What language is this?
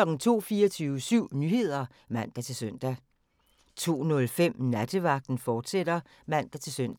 Danish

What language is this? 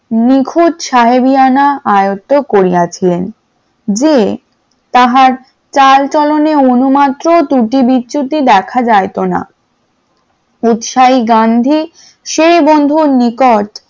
Bangla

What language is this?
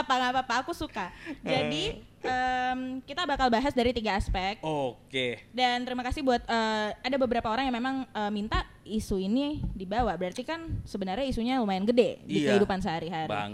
Indonesian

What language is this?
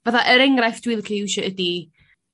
Welsh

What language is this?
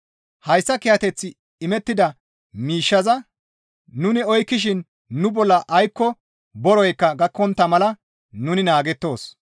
Gamo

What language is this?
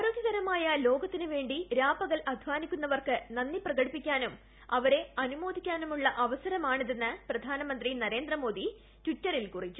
Malayalam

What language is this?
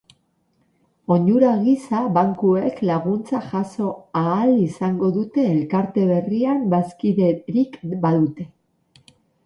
Basque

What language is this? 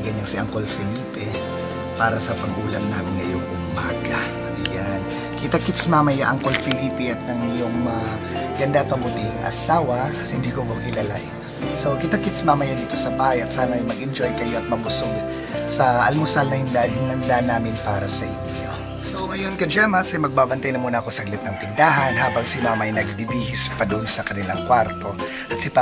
Filipino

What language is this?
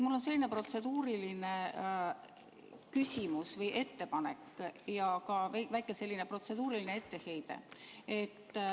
Estonian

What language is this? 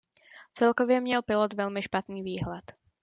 Czech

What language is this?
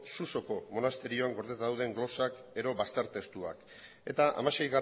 Basque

